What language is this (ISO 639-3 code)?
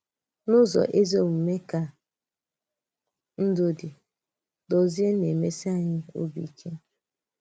ibo